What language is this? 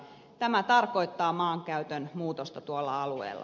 Finnish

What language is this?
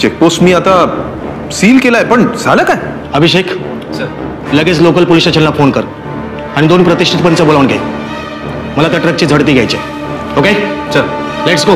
Hindi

